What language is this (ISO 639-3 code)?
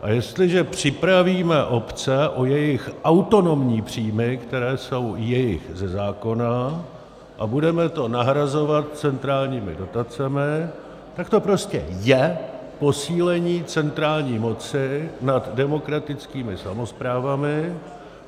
ces